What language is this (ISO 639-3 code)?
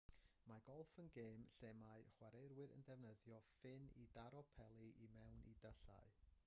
cym